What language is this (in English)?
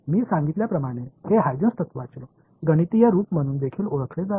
Marathi